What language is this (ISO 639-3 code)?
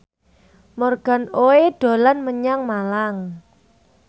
jav